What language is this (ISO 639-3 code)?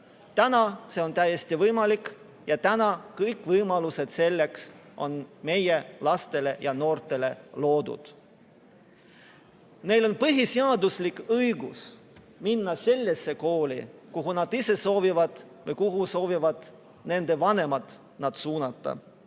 est